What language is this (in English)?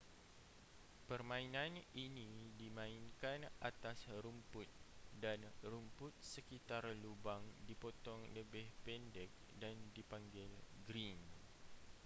Malay